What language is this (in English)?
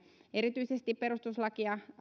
Finnish